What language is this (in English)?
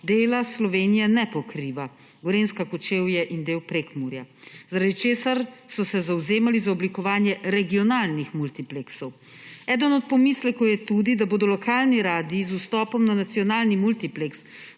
Slovenian